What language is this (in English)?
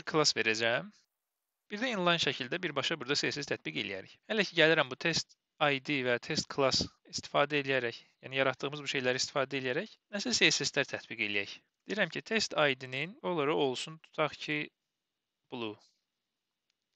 Turkish